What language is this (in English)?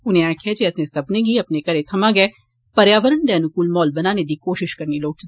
Dogri